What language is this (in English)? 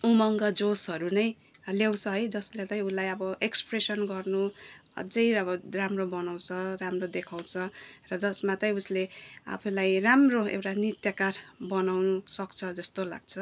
Nepali